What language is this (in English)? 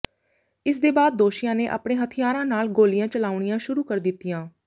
Punjabi